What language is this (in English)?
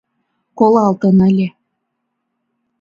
Mari